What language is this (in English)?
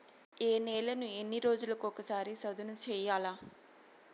Telugu